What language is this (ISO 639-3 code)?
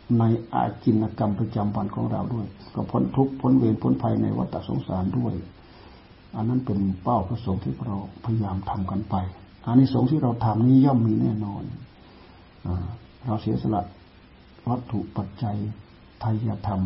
tha